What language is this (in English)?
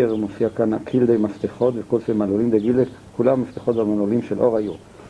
Hebrew